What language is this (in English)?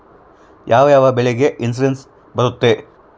Kannada